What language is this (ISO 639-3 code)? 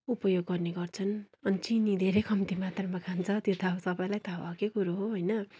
nep